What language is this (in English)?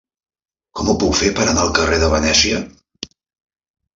Catalan